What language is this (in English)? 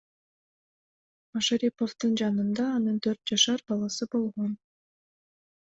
Kyrgyz